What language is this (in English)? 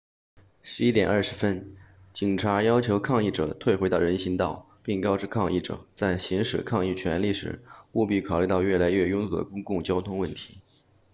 Chinese